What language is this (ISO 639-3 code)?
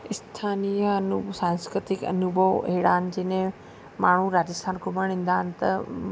snd